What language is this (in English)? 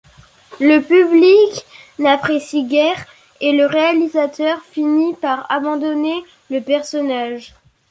French